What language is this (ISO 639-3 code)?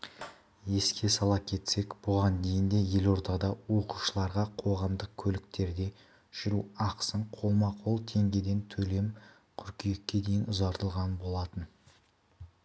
kaz